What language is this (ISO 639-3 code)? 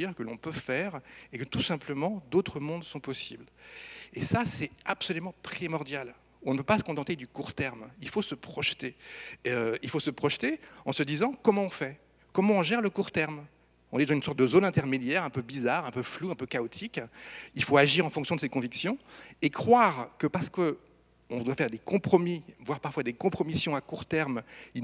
fra